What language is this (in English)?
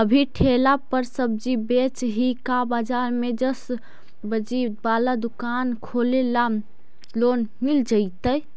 Magahi